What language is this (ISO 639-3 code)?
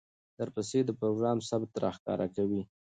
pus